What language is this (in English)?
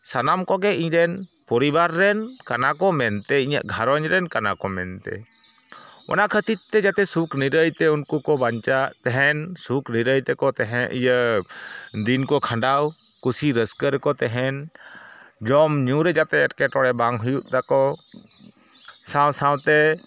Santali